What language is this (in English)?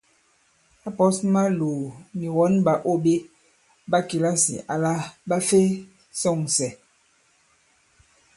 Bankon